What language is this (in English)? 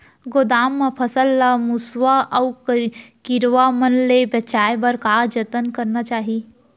Chhattisgarhi